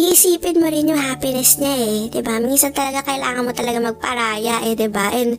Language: Filipino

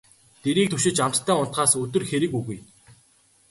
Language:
Mongolian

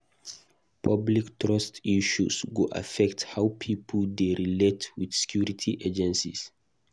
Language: Nigerian Pidgin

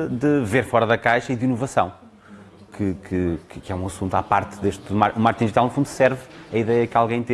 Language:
Portuguese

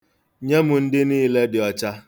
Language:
Igbo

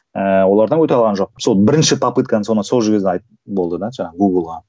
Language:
Kazakh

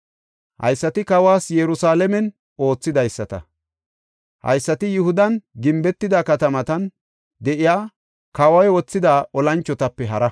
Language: Gofa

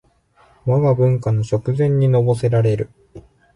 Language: Japanese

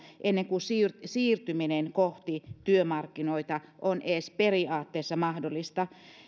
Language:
Finnish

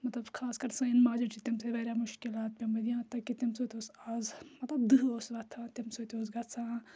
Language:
Kashmiri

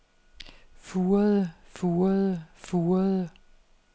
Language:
Danish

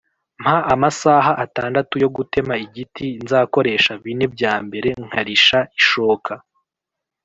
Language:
Kinyarwanda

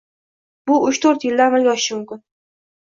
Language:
Uzbek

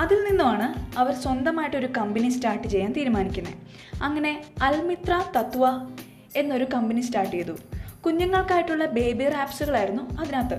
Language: Malayalam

